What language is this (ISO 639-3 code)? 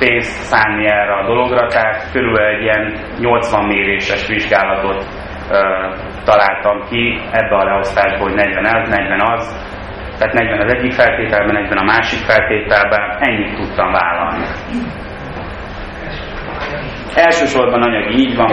hun